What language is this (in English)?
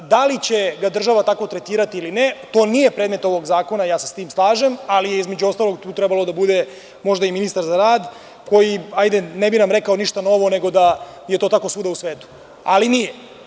Serbian